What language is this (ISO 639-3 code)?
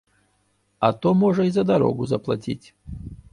bel